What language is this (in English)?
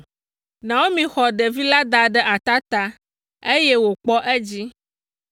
Ewe